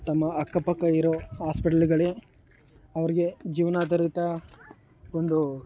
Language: Kannada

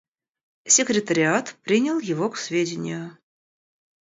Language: Russian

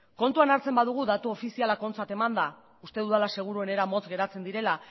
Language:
Basque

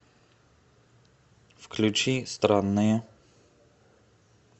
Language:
Russian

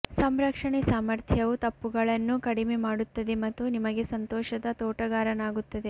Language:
Kannada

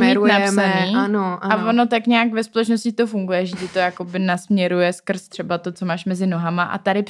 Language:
Czech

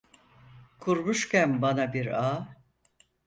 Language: Turkish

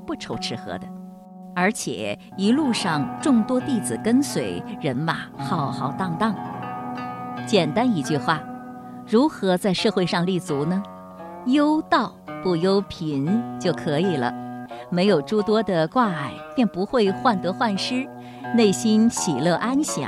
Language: Chinese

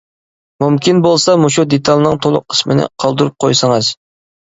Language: Uyghur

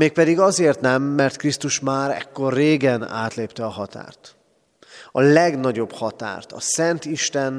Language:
Hungarian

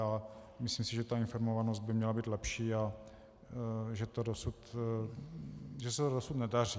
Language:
Czech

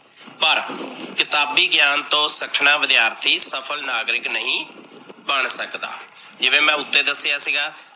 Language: Punjabi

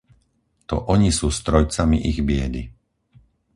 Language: Slovak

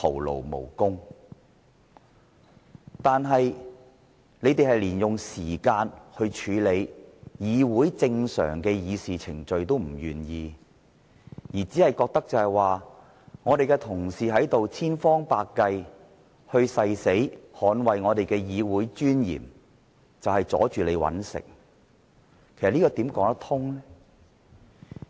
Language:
Cantonese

